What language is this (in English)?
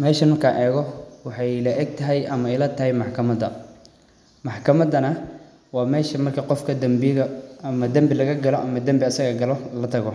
Somali